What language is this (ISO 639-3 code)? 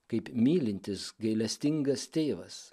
lit